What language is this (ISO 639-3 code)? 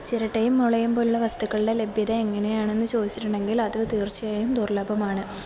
mal